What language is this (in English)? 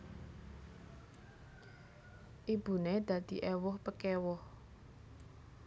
Javanese